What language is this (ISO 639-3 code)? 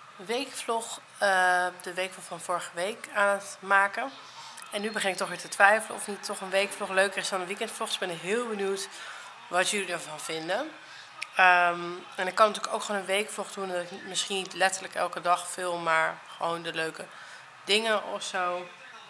nld